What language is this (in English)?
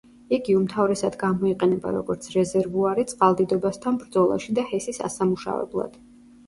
Georgian